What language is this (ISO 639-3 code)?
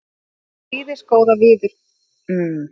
isl